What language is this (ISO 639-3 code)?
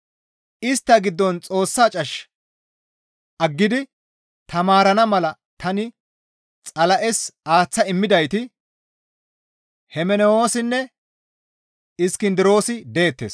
gmv